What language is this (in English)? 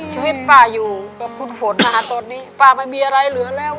Thai